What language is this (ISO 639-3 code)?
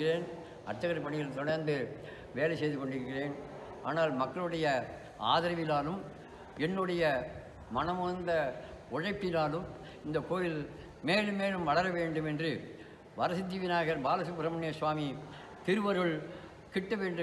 tam